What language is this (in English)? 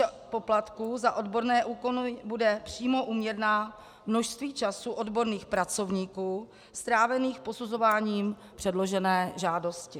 Czech